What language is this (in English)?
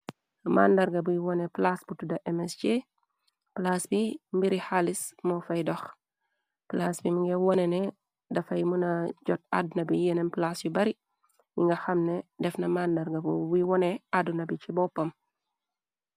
Wolof